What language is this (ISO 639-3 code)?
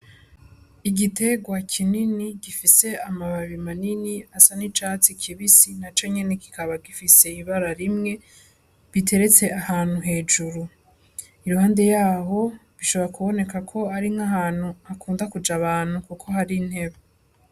run